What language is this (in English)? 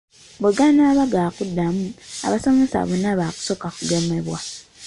Ganda